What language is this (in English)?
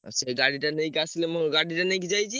Odia